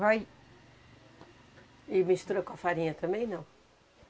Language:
Portuguese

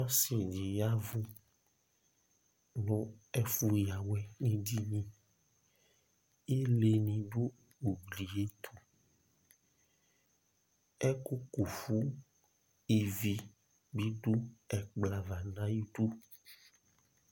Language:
Ikposo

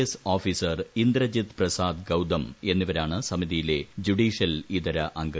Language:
Malayalam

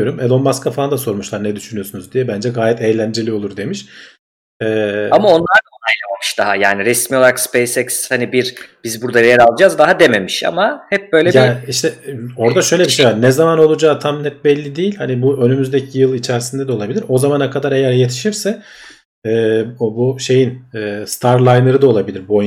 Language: Turkish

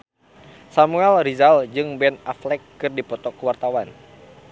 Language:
Sundanese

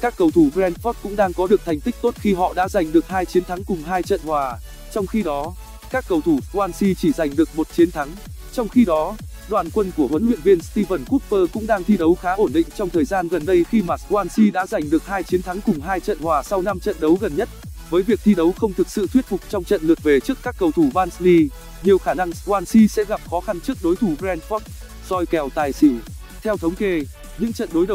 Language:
Vietnamese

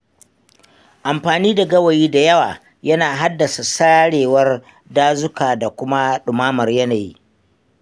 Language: Hausa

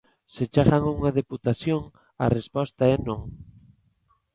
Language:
Galician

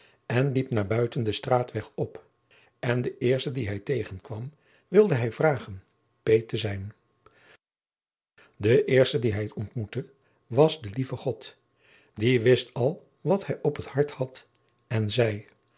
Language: Dutch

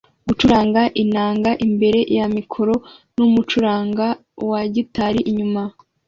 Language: Kinyarwanda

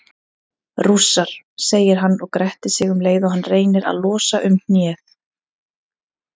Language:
Icelandic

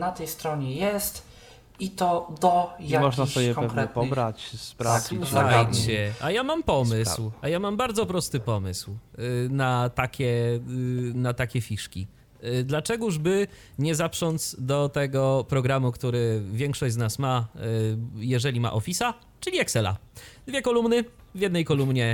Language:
Polish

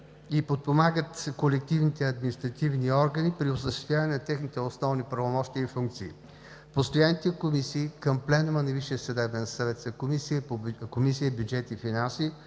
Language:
Bulgarian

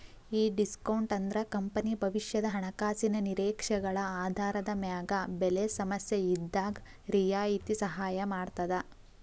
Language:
Kannada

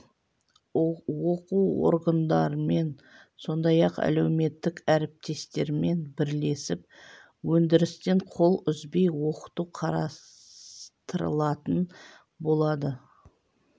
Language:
Kazakh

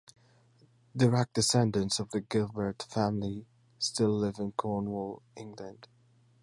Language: English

